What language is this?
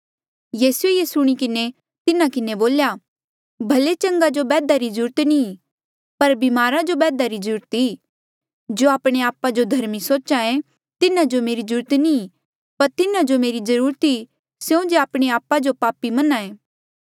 Mandeali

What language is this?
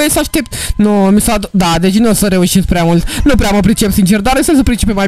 Romanian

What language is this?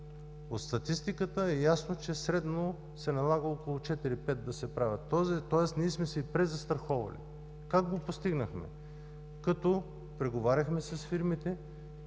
Bulgarian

